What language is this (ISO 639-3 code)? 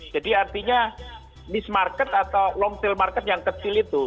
ind